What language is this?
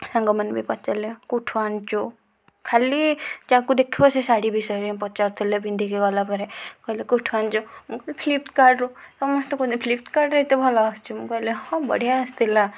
Odia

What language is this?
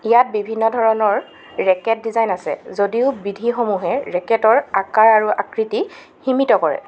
Assamese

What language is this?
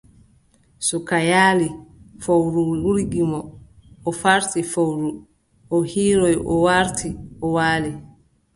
Adamawa Fulfulde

